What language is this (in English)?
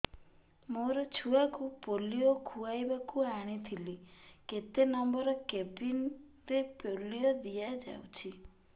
Odia